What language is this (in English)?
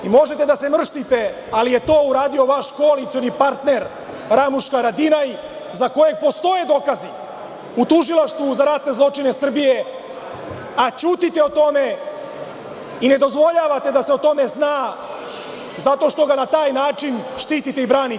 Serbian